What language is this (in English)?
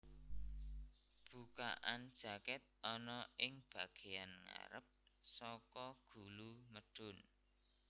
Javanese